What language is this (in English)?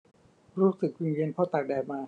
Thai